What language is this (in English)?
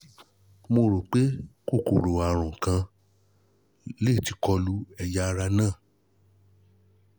Yoruba